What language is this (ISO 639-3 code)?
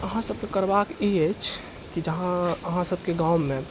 mai